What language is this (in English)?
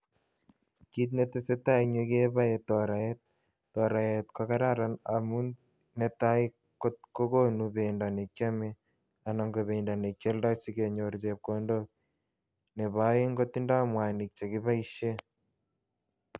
Kalenjin